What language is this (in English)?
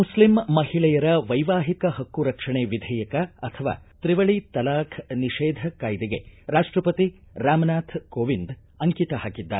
Kannada